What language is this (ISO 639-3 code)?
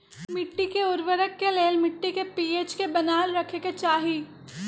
mag